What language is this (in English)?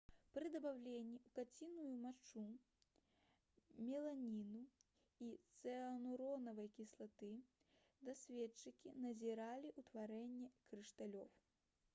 Belarusian